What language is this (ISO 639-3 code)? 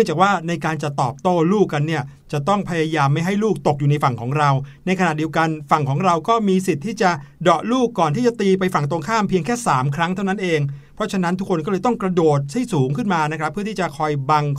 tha